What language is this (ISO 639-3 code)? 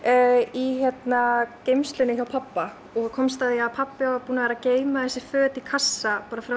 isl